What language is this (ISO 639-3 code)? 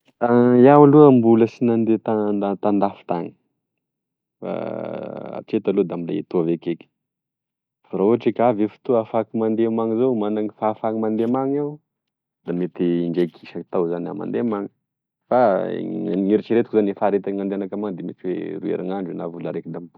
tkg